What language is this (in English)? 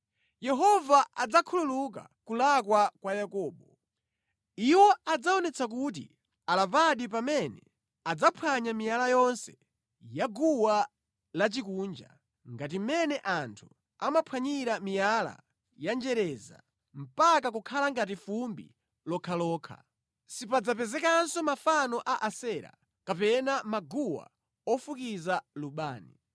Nyanja